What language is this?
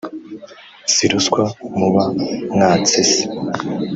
Kinyarwanda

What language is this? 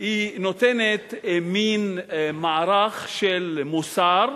Hebrew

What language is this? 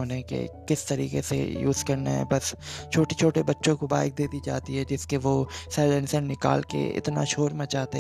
Urdu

